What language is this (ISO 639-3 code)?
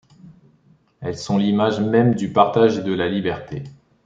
fra